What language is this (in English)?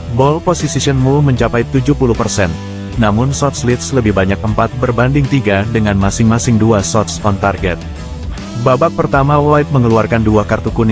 Indonesian